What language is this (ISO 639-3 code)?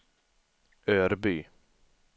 swe